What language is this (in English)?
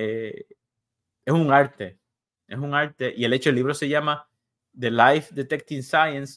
Spanish